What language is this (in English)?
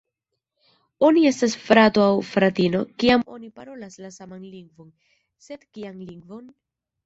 Esperanto